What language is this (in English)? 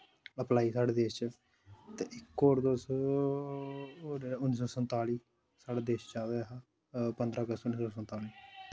Dogri